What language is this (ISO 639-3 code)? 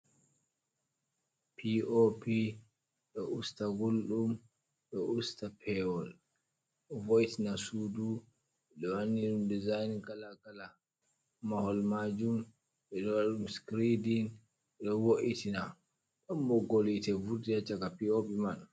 ful